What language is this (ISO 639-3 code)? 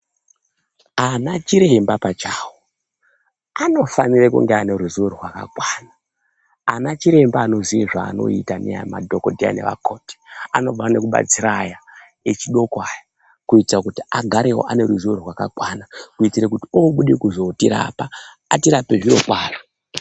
ndc